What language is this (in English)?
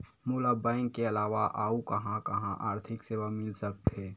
Chhattisgarhi